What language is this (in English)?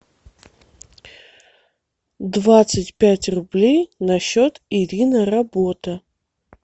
Russian